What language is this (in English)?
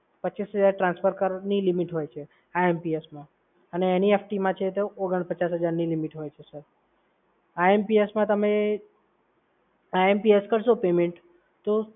Gujarati